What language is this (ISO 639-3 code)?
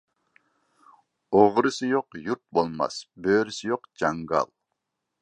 uig